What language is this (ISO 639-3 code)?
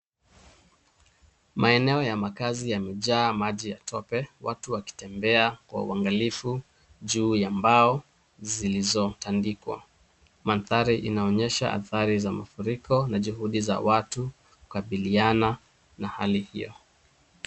swa